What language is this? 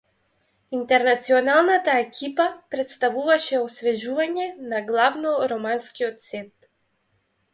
Macedonian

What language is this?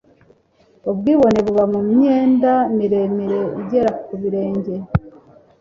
Kinyarwanda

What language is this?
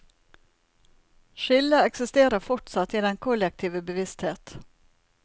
Norwegian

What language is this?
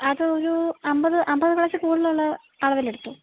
Malayalam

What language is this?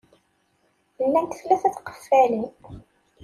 Kabyle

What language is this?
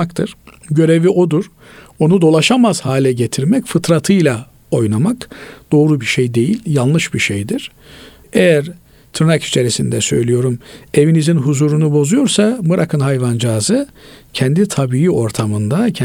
Turkish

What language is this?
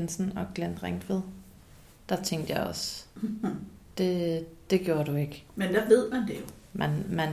Danish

